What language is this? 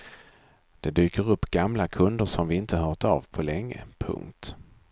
Swedish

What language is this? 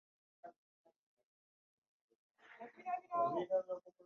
Ganda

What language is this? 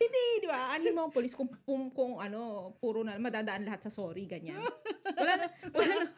Filipino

